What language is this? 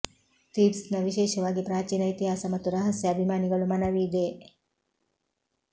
Kannada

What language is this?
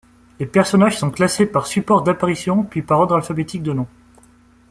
French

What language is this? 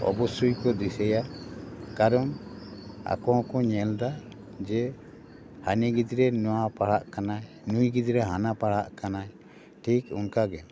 Santali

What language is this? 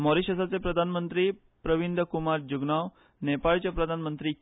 Konkani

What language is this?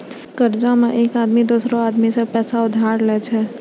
Maithili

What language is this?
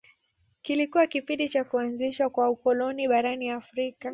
Swahili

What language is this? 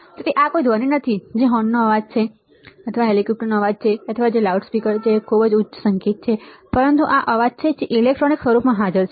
Gujarati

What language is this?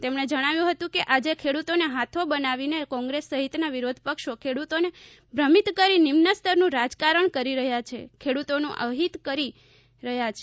Gujarati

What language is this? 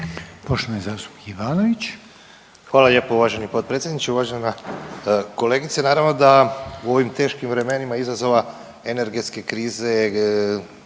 Croatian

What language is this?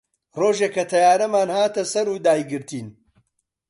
Central Kurdish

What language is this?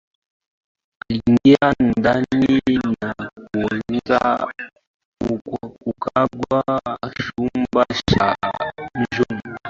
Swahili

